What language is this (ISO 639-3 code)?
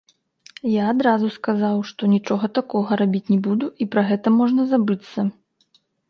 bel